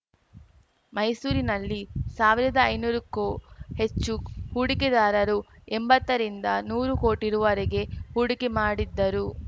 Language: Kannada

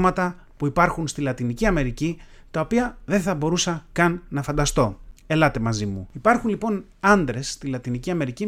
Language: Greek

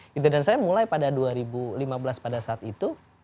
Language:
Indonesian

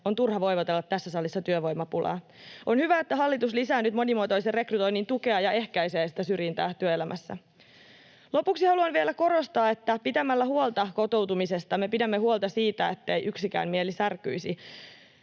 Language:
Finnish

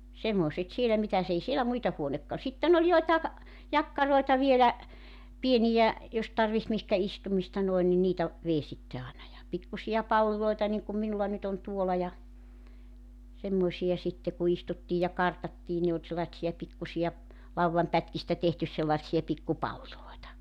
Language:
Finnish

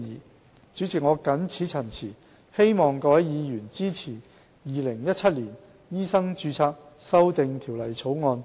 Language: Cantonese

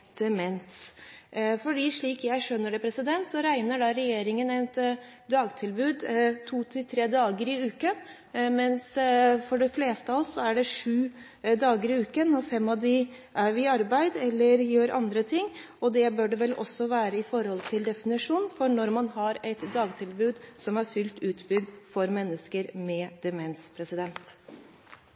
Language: Norwegian Bokmål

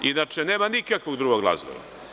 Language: Serbian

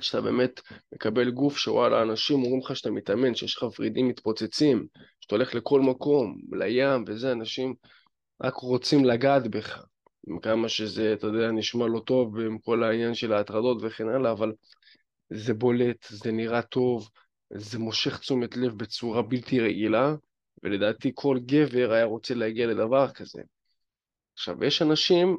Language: Hebrew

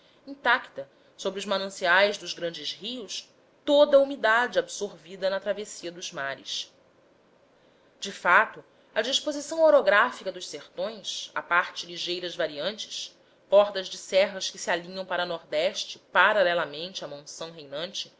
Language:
Portuguese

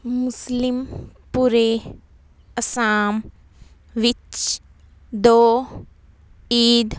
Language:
Punjabi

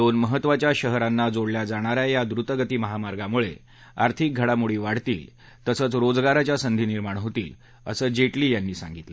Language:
Marathi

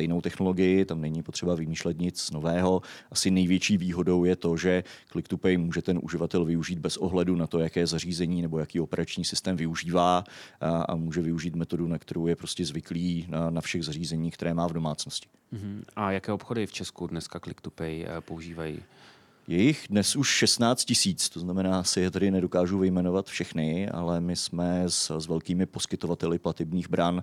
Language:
Czech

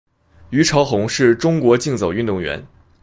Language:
Chinese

